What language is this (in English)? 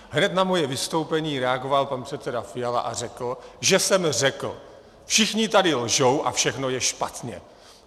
Czech